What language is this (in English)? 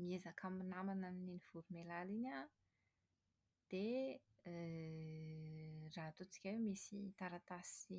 Malagasy